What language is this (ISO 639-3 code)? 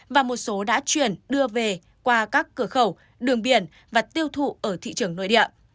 vie